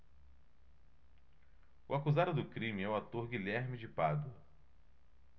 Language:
Portuguese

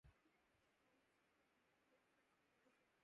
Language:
Urdu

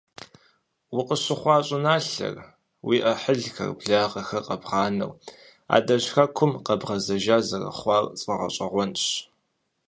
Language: Kabardian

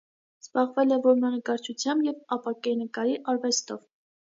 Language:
Armenian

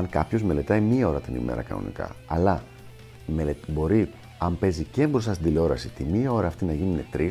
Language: Greek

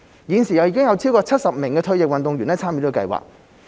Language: Cantonese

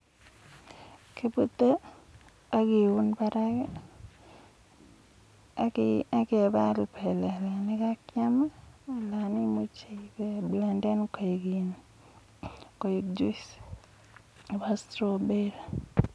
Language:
Kalenjin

